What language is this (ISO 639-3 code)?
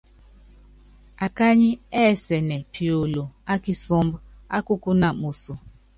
yav